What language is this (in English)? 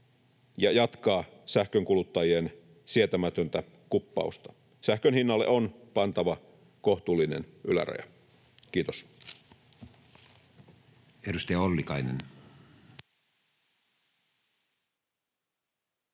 Finnish